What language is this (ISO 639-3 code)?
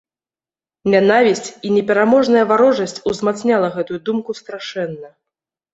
bel